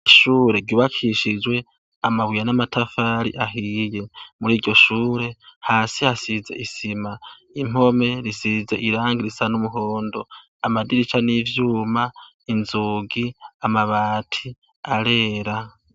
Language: Rundi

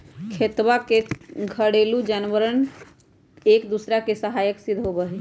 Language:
Magahi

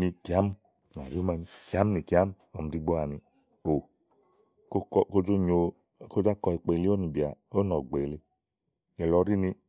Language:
Igo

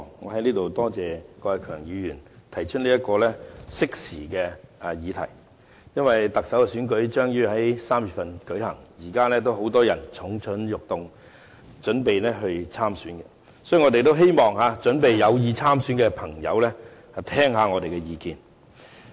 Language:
Cantonese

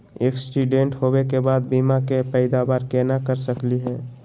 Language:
Magahi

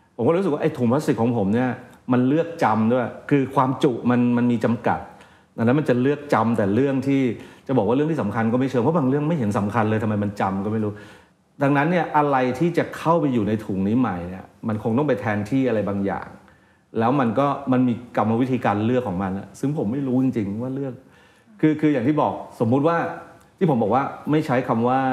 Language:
Thai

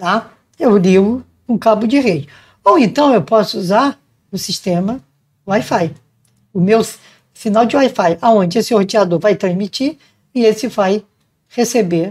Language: Portuguese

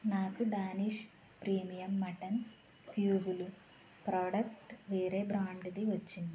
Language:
Telugu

